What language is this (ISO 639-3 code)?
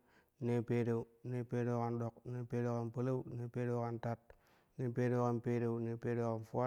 kuh